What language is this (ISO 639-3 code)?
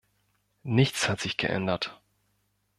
deu